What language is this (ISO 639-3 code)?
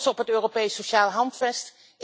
nld